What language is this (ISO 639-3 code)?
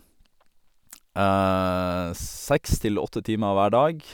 nor